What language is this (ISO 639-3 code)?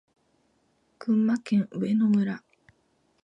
jpn